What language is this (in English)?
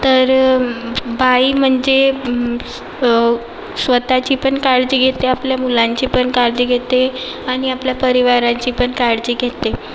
Marathi